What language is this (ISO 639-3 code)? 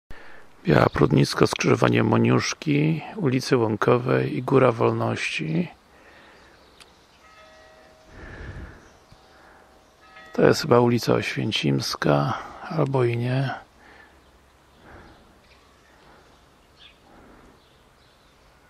pol